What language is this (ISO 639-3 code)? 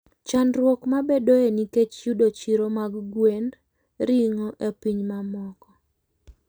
luo